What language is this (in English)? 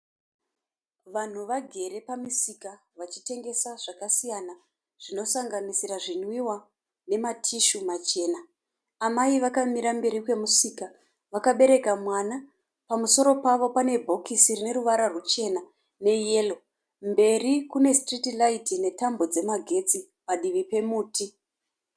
Shona